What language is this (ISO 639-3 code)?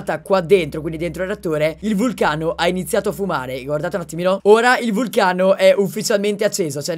ita